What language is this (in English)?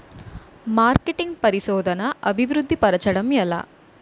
Telugu